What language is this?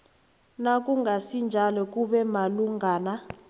South Ndebele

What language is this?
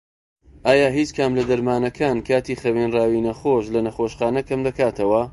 Central Kurdish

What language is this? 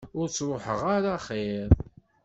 Kabyle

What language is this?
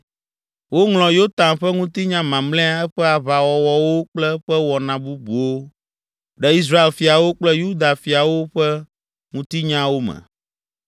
Ewe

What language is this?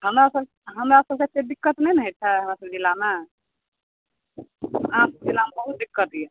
Maithili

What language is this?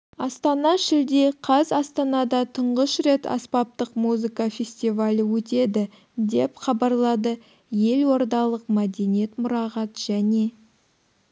Kazakh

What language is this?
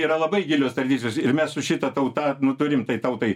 Lithuanian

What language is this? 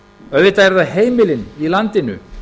Icelandic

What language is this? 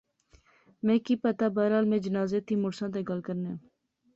Pahari-Potwari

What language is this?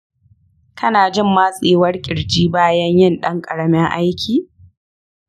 Hausa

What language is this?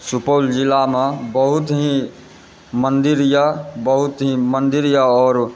Maithili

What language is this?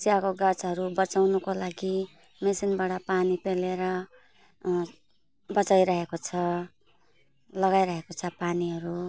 Nepali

